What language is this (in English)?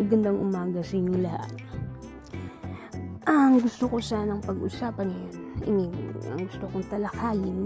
Filipino